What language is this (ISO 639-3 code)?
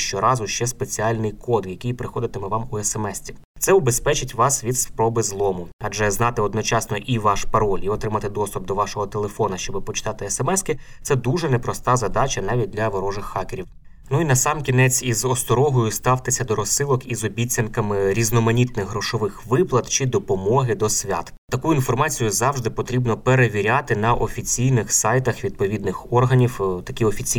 ukr